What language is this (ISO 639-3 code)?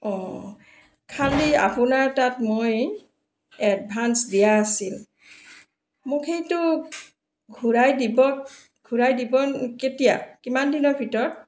asm